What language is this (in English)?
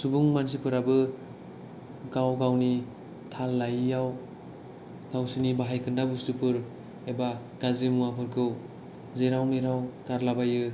Bodo